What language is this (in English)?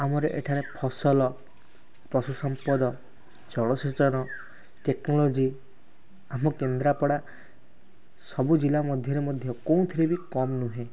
Odia